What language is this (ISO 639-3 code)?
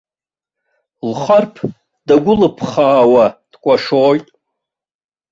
abk